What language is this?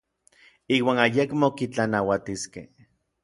Orizaba Nahuatl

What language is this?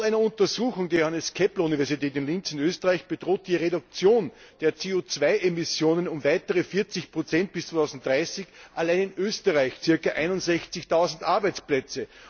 German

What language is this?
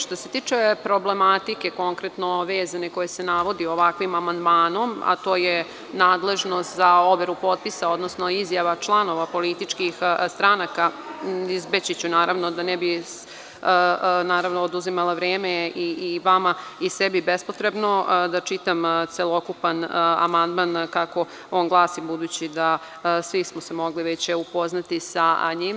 Serbian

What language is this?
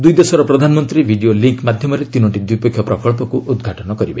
Odia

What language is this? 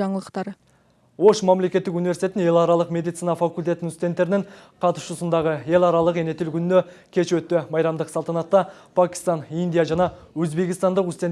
Turkish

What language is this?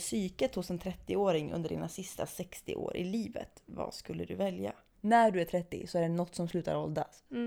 Swedish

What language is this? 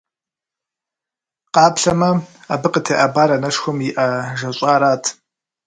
Kabardian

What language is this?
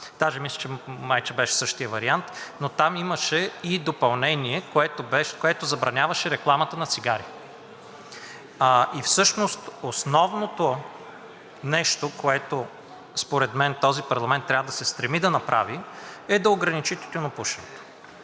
Bulgarian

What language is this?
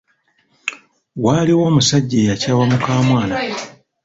Ganda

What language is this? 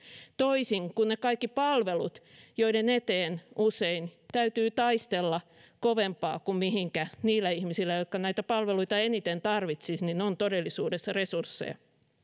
Finnish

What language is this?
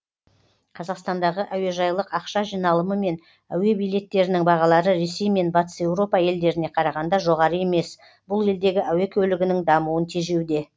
Kazakh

